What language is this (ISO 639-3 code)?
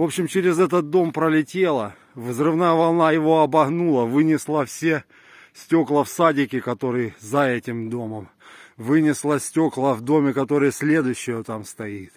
rus